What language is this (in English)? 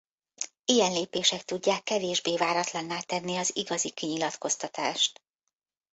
Hungarian